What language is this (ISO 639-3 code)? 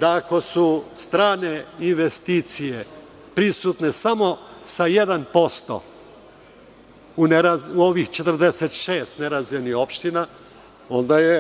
srp